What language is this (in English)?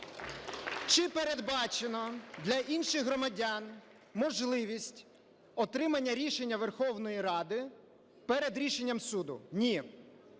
Ukrainian